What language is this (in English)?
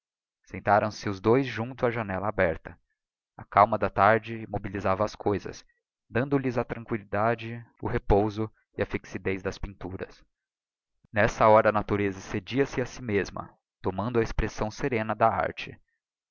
Portuguese